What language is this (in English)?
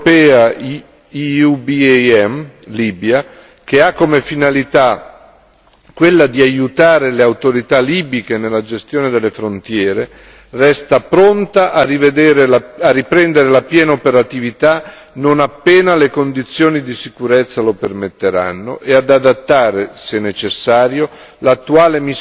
Italian